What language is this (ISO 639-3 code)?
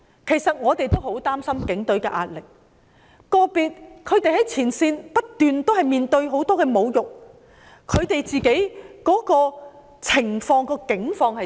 yue